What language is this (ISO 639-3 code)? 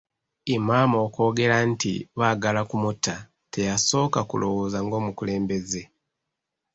lug